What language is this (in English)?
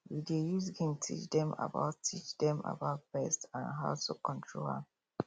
Nigerian Pidgin